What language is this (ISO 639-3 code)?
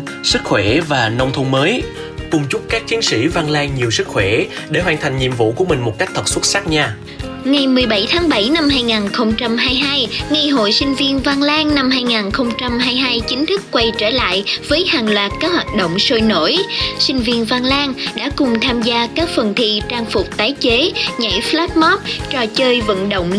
vie